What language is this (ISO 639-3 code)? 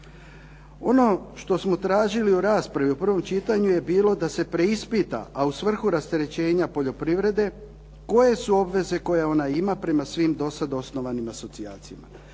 hrv